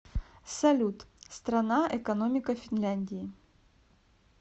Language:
Russian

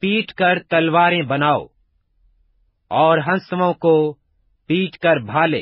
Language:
Urdu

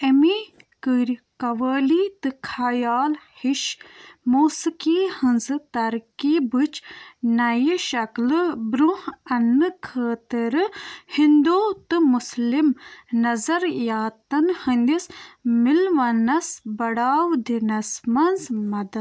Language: Kashmiri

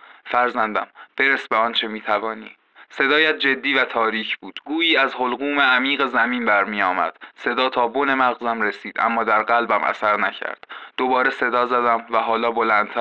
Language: Persian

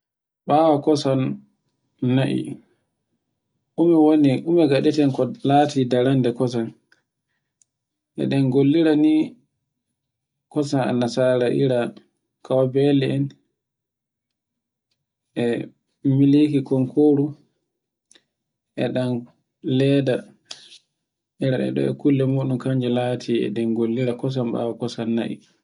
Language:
Borgu Fulfulde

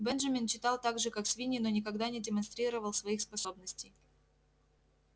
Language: Russian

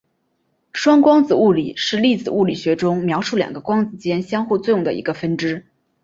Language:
Chinese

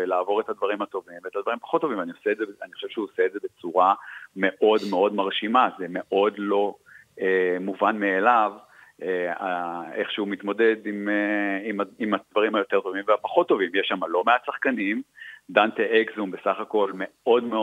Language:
Hebrew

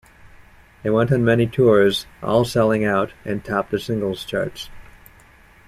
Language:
English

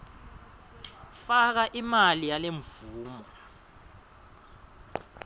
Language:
Swati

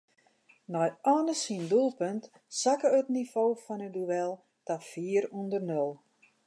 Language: Western Frisian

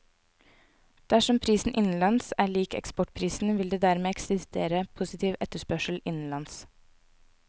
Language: Norwegian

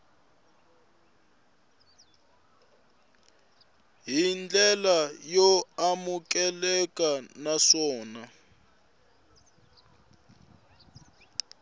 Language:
Tsonga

